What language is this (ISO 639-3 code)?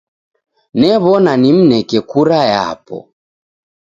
dav